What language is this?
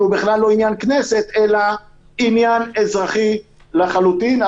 Hebrew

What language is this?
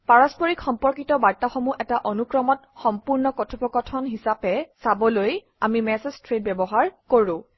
Assamese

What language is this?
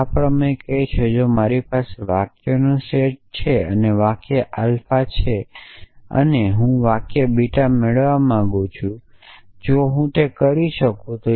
Gujarati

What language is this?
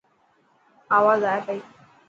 Dhatki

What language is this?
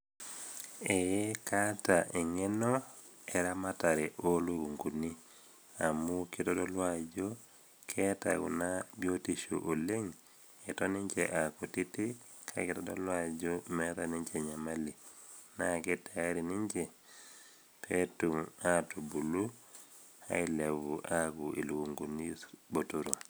Masai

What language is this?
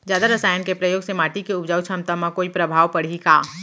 Chhattisgarhi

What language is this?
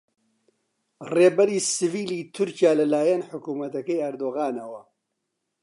Central Kurdish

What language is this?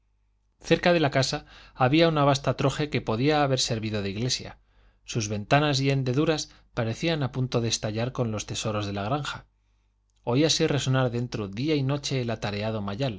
Spanish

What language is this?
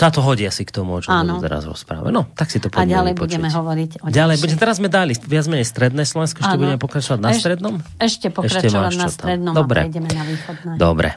Slovak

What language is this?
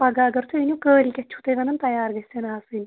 Kashmiri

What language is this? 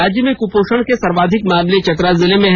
Hindi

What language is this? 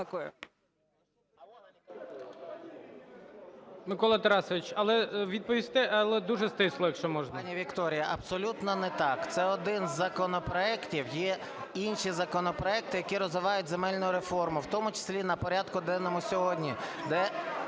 Ukrainian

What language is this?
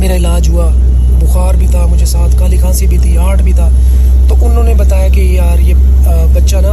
Urdu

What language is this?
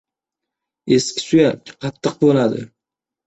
Uzbek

